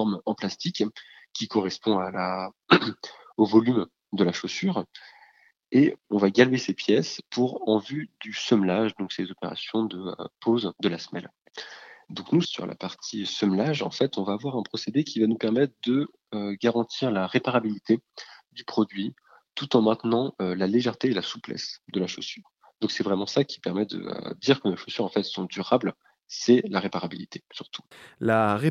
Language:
French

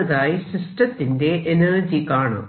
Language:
Malayalam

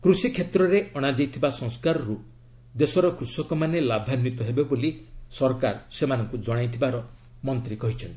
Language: Odia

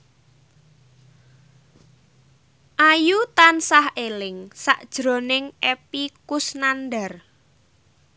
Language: Javanese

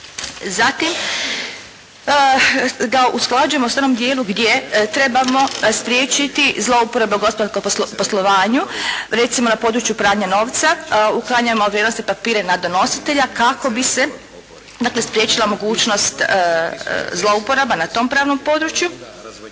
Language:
Croatian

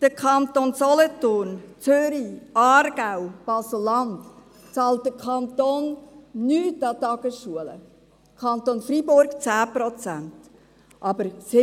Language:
Swiss German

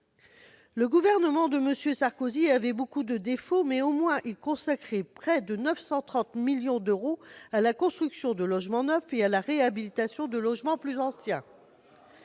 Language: French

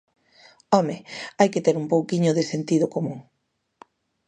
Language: Galician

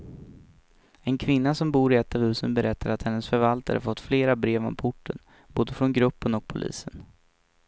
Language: Swedish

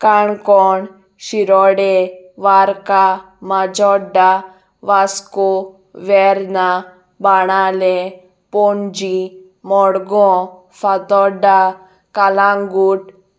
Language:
Konkani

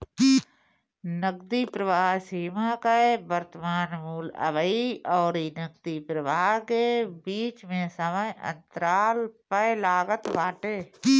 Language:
Bhojpuri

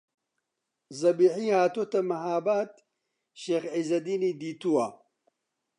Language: Central Kurdish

